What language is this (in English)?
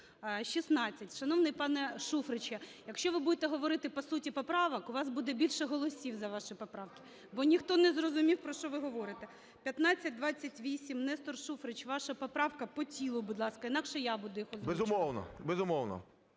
Ukrainian